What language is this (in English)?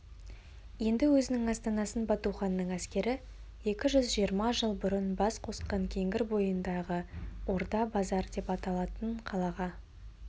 Kazakh